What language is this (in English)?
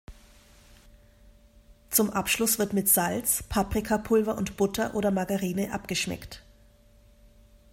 German